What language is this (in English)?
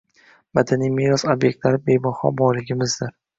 Uzbek